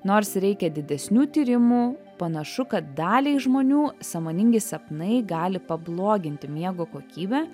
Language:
Lithuanian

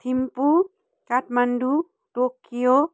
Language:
Nepali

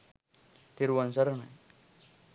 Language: Sinhala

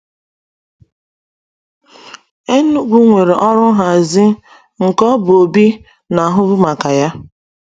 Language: Igbo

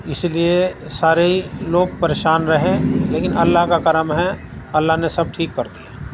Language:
Urdu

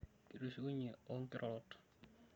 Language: Masai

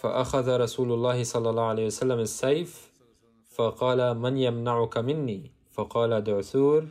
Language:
Arabic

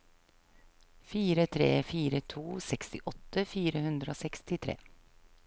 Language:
Norwegian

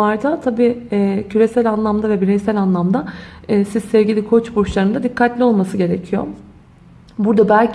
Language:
Turkish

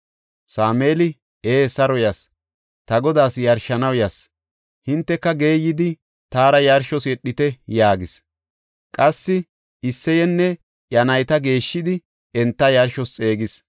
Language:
Gofa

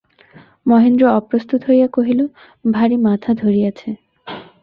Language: Bangla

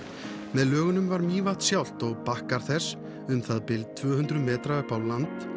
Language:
Icelandic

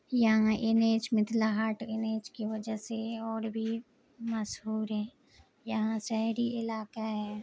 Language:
Urdu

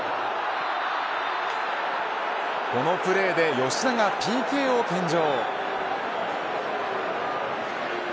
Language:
Japanese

